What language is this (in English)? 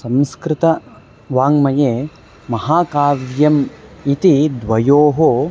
Sanskrit